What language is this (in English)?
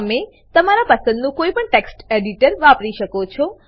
Gujarati